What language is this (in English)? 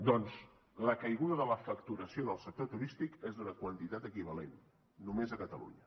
Catalan